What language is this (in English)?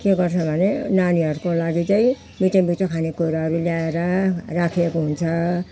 Nepali